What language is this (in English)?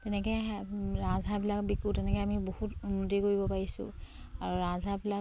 Assamese